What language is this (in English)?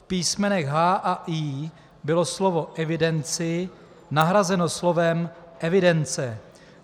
Czech